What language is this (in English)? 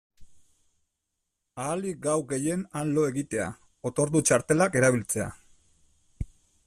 Basque